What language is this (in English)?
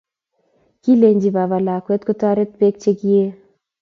Kalenjin